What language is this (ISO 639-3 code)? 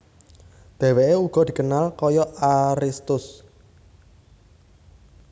jav